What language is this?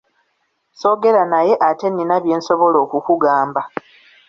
Ganda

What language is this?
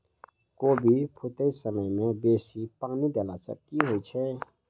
Maithili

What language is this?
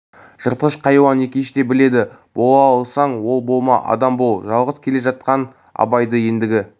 Kazakh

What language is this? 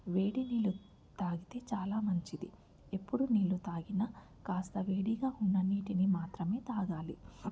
Telugu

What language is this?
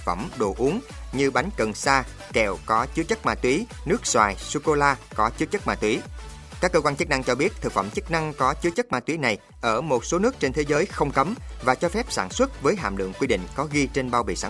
Vietnamese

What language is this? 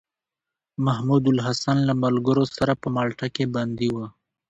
Pashto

